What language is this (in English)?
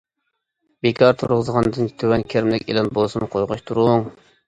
Uyghur